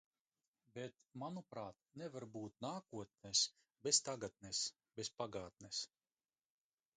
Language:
Latvian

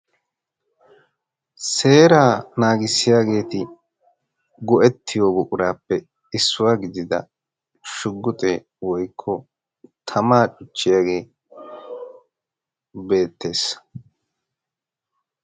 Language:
Wolaytta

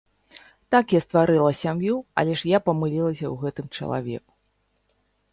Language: Belarusian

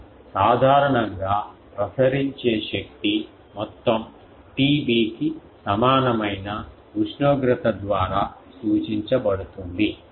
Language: Telugu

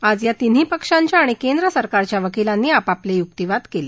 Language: Marathi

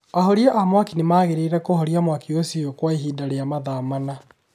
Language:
Kikuyu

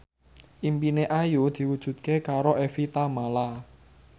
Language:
Javanese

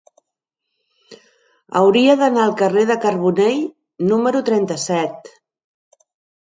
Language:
Catalan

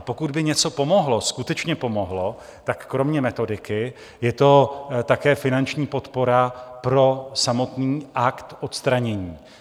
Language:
Czech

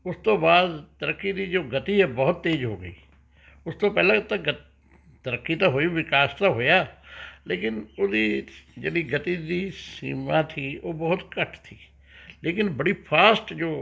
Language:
Punjabi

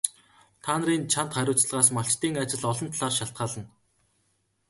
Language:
Mongolian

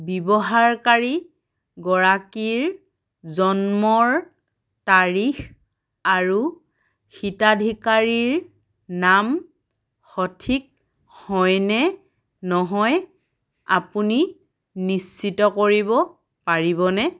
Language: Assamese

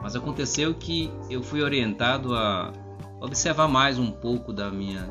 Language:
Portuguese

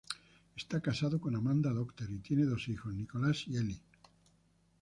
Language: Spanish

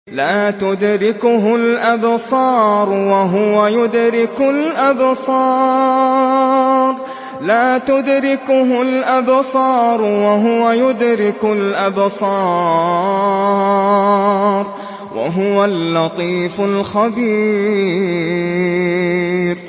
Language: Arabic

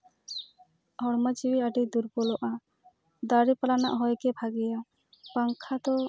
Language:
Santali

